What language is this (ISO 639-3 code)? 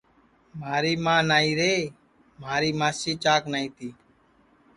ssi